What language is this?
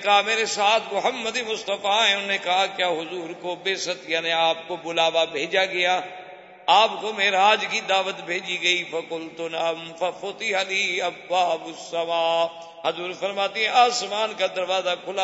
Urdu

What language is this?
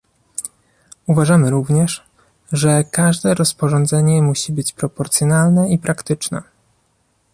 Polish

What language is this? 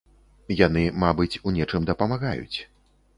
Belarusian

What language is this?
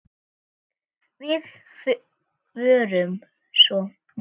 Icelandic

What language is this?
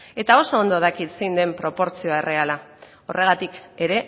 Basque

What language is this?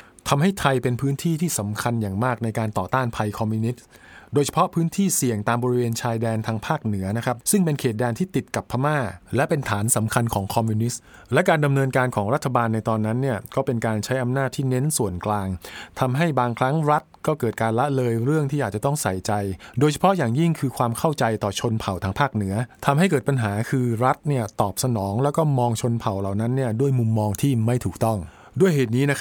Thai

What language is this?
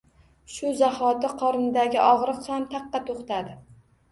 Uzbek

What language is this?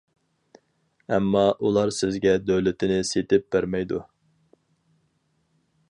Uyghur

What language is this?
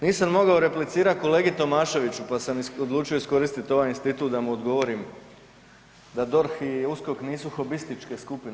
Croatian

